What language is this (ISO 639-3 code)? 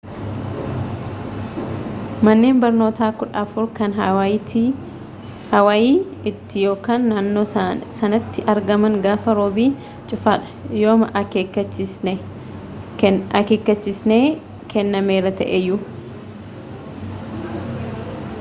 orm